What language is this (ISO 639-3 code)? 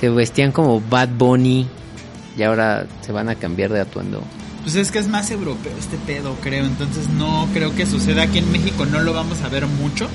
spa